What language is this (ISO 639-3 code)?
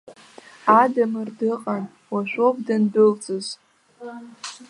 abk